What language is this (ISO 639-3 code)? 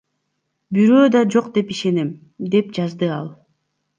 kir